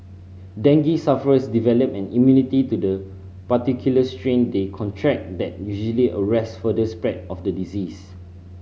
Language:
English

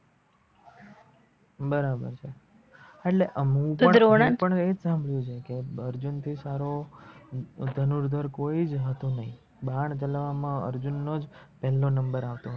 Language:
Gujarati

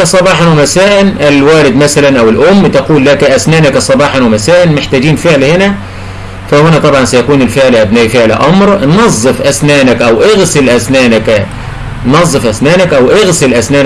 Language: Arabic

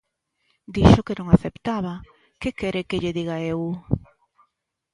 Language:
Galician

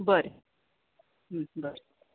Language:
Konkani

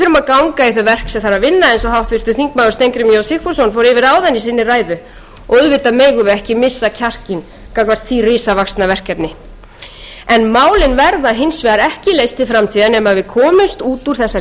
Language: Icelandic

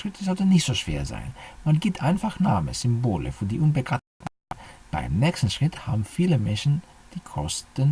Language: German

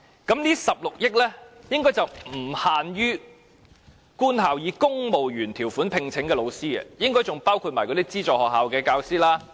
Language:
Cantonese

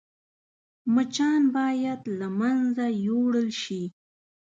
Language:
Pashto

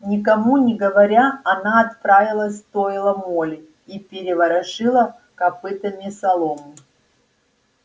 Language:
Russian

